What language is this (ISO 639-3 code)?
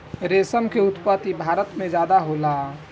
bho